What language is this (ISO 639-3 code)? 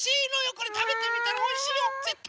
jpn